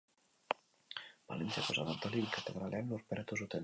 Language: Basque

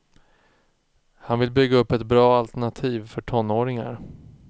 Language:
Swedish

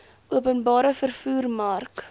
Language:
Afrikaans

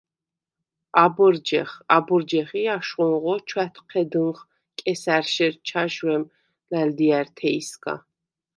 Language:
Svan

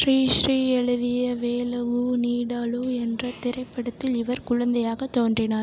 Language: Tamil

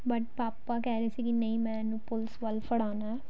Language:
Punjabi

